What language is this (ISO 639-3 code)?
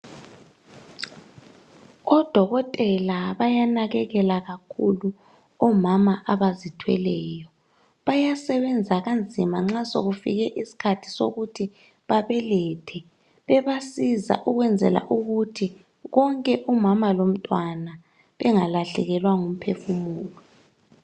nde